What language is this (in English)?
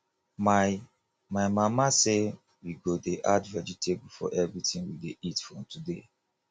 Nigerian Pidgin